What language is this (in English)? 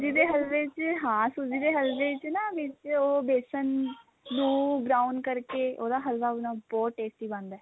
Punjabi